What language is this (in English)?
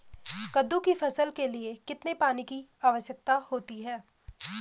Hindi